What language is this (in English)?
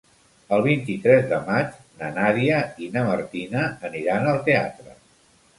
Catalan